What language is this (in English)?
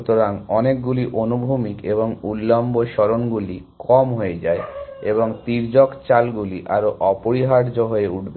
Bangla